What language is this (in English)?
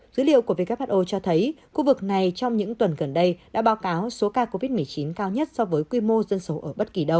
Vietnamese